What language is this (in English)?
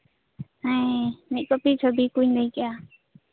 Santali